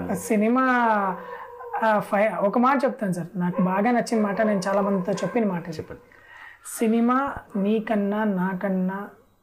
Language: Telugu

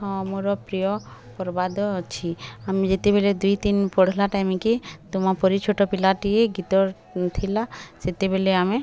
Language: Odia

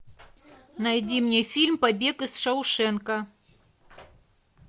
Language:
Russian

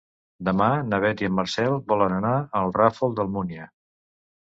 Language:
Catalan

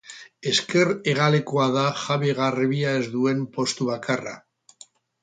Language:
Basque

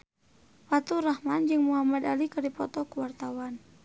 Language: Sundanese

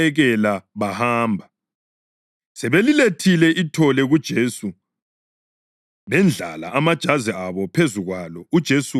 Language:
North Ndebele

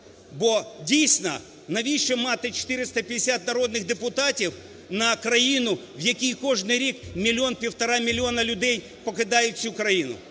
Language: Ukrainian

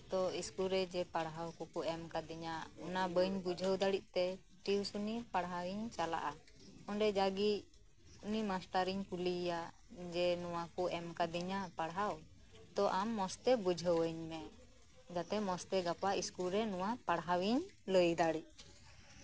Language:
Santali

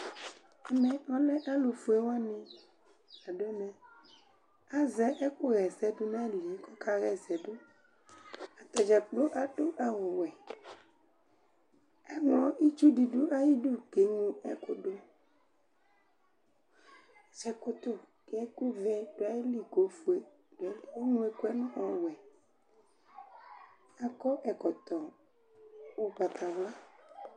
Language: Ikposo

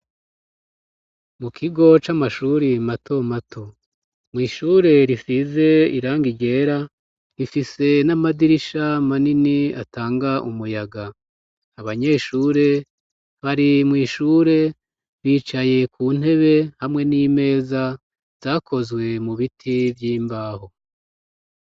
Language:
Rundi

